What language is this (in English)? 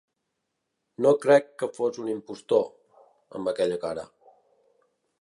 Catalan